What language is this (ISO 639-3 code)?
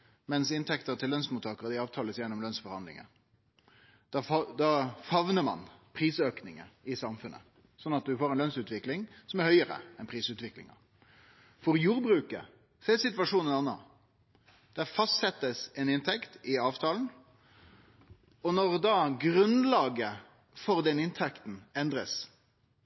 nno